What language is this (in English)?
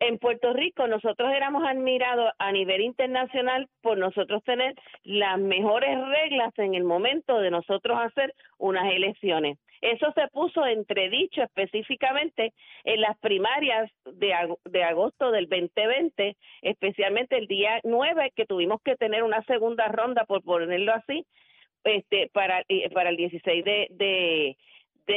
Spanish